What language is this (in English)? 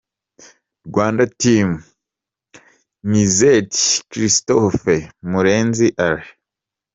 Kinyarwanda